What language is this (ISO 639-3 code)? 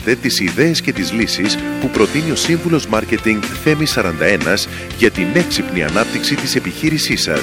ell